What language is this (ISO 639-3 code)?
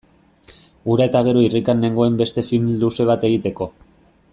eus